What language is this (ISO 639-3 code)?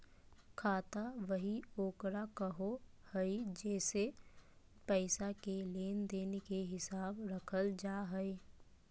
mag